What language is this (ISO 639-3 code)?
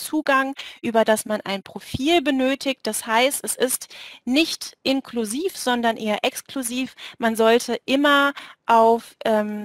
deu